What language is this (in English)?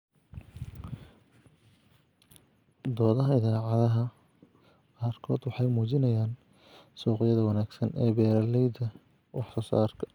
Somali